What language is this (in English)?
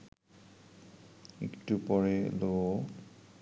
Bangla